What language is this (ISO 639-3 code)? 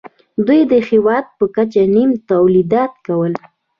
pus